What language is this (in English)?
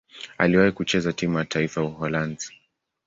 Swahili